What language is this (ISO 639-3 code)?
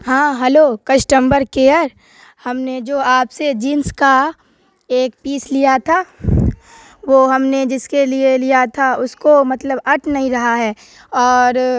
urd